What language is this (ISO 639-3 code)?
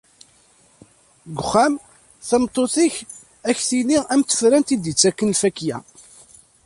kab